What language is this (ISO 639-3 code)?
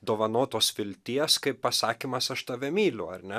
lit